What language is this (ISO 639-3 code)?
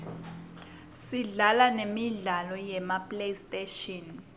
ssw